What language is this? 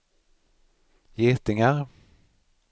Swedish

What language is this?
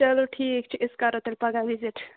Kashmiri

